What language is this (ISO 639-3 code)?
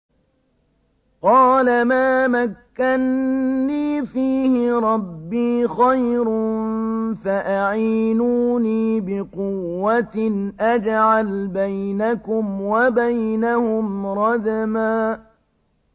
ara